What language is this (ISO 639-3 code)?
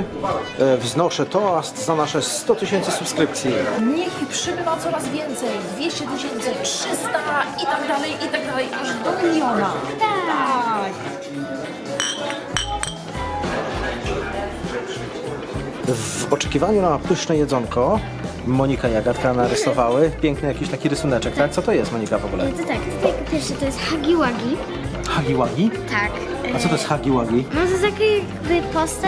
pol